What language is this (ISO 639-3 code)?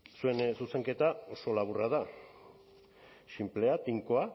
eus